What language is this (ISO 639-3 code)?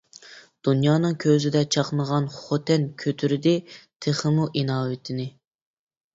uig